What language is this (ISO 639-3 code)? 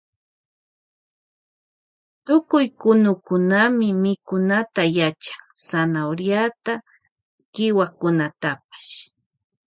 qvj